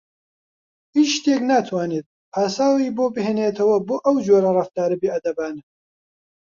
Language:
Central Kurdish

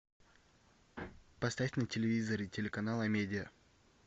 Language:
Russian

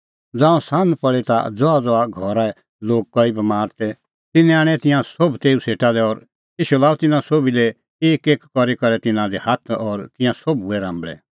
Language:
Kullu Pahari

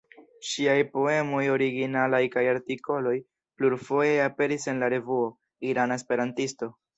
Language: Esperanto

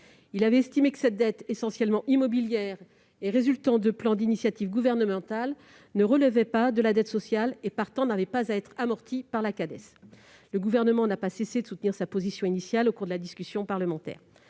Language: French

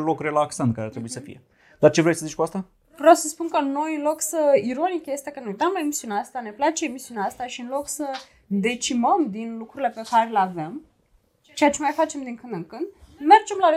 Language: Romanian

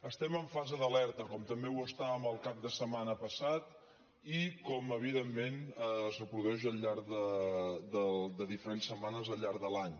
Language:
Catalan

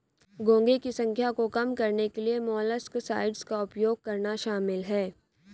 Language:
Hindi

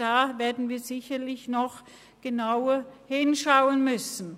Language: Swiss German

